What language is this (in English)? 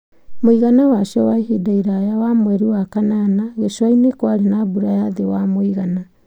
Kikuyu